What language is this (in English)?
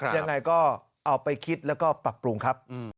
Thai